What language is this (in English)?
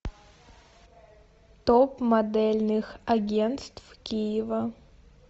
Russian